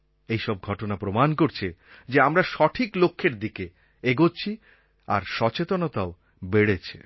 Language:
Bangla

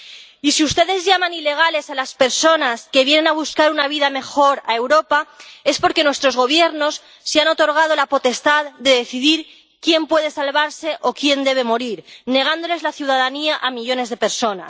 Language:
Spanish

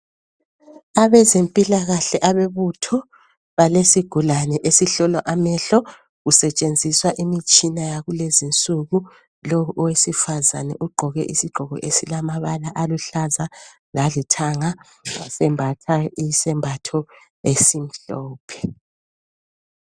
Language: North Ndebele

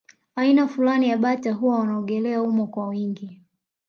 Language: Swahili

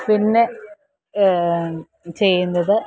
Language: Malayalam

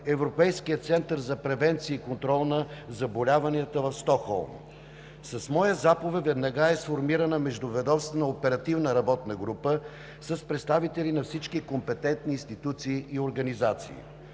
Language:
Bulgarian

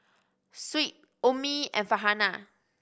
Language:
English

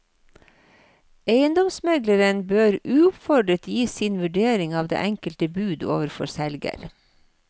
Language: Norwegian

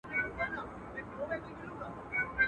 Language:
Pashto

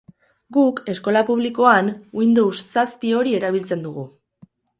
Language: Basque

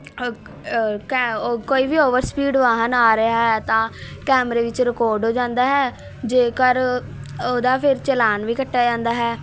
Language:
Punjabi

